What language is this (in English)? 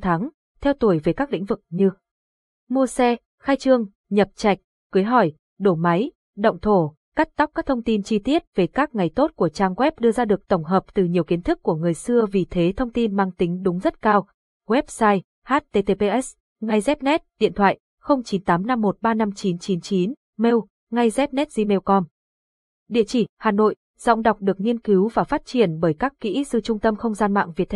Vietnamese